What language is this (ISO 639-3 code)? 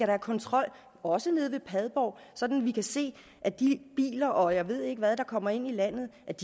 dan